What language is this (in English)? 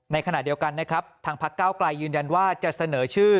Thai